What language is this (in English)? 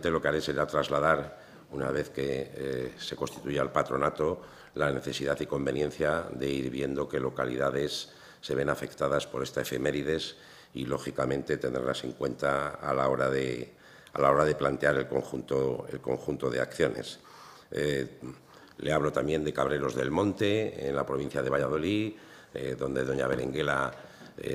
Spanish